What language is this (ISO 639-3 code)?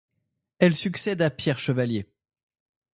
fra